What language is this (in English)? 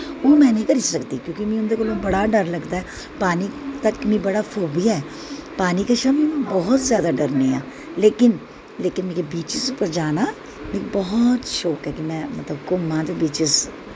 Dogri